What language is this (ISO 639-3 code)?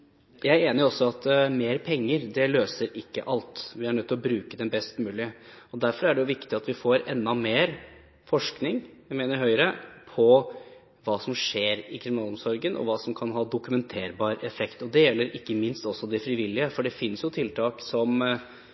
nob